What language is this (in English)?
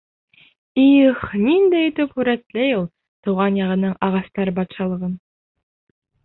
Bashkir